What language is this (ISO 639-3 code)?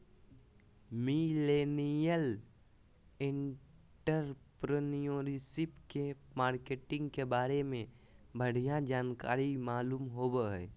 mag